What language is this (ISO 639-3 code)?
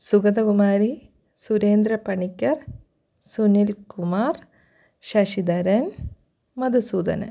mal